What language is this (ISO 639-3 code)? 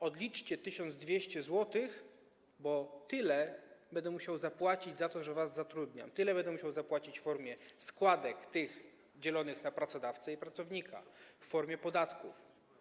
pol